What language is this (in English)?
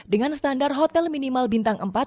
Indonesian